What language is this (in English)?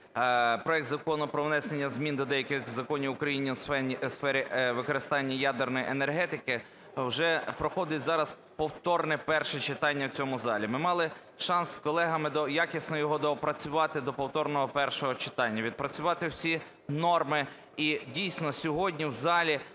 Ukrainian